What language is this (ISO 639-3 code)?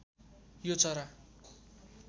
nep